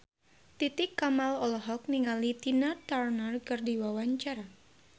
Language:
Sundanese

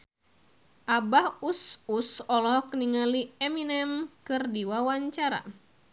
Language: Sundanese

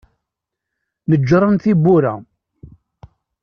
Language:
Kabyle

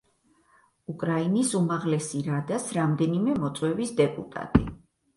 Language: Georgian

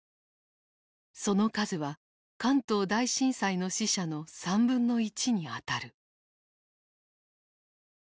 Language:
Japanese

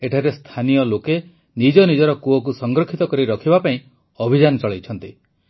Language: Odia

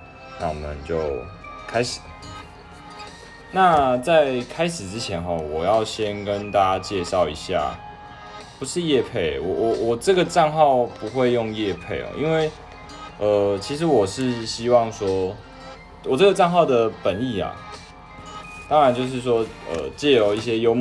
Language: Chinese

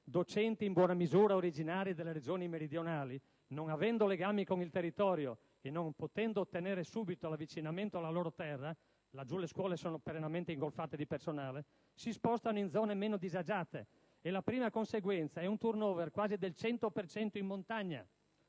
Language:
Italian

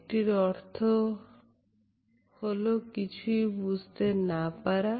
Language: Bangla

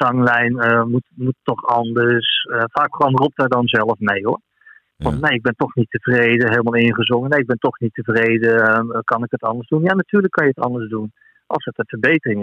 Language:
Dutch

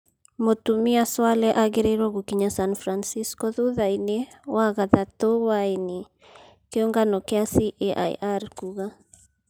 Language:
Kikuyu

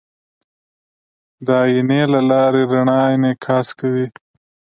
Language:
Pashto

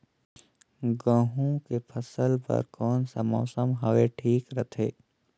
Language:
Chhattisgarhi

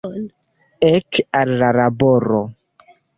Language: Esperanto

